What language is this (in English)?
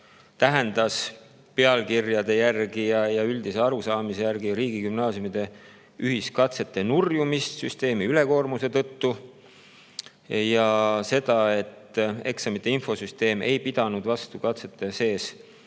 Estonian